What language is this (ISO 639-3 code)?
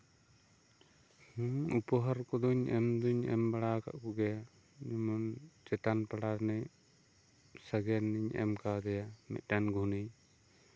sat